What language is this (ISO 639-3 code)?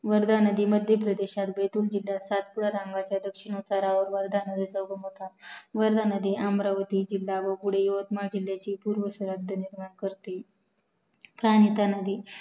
mar